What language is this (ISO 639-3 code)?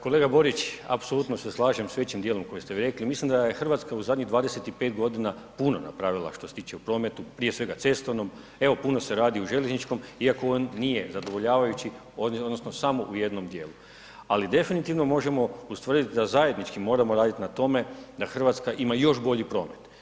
hrv